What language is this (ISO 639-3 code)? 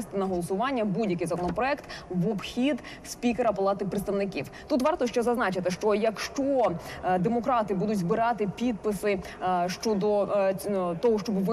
ukr